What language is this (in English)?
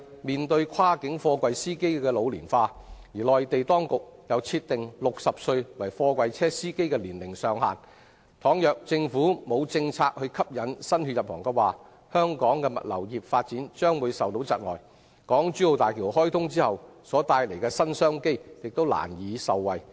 Cantonese